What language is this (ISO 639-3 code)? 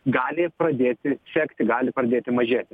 lit